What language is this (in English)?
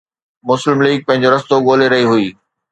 Sindhi